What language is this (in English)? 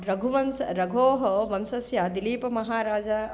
Sanskrit